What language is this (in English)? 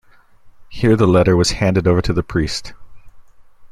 English